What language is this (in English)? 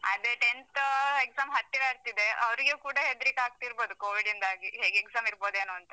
Kannada